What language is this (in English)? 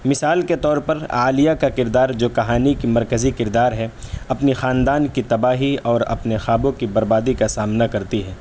Urdu